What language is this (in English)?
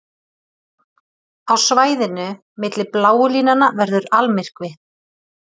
Icelandic